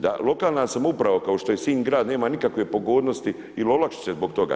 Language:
Croatian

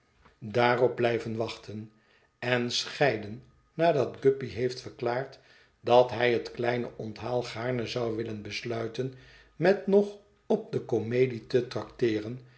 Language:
Dutch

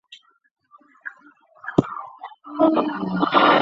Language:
Chinese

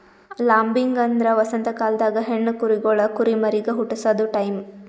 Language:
Kannada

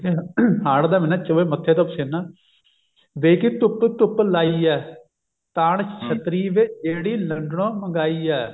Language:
Punjabi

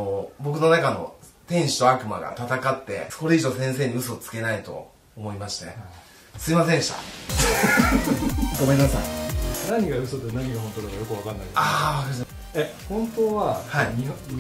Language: Japanese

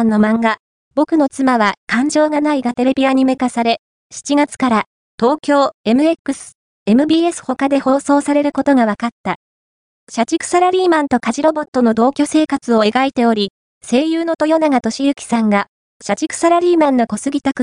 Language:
Japanese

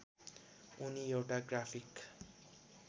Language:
Nepali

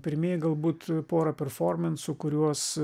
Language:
Lithuanian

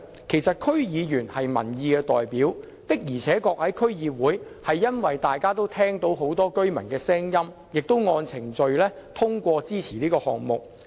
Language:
Cantonese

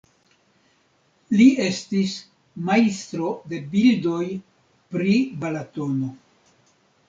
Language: Esperanto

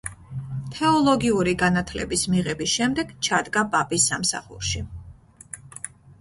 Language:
Georgian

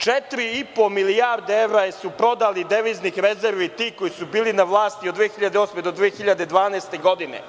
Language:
Serbian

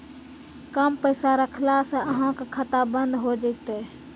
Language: Maithili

